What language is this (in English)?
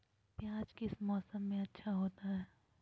Magahi